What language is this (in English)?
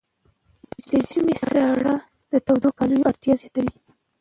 Pashto